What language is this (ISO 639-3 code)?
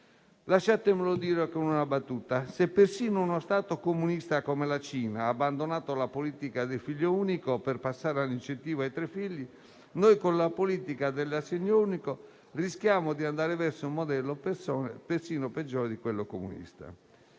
ita